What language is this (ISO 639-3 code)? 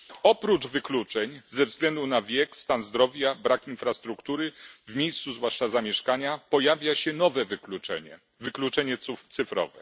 pol